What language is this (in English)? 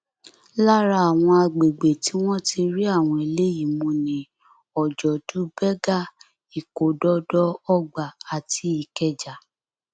Yoruba